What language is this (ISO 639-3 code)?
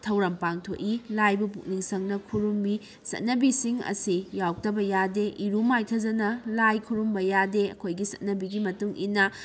mni